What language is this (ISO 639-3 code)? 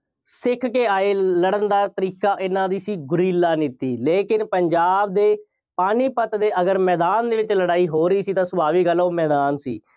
pan